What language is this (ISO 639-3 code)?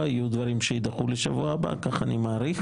heb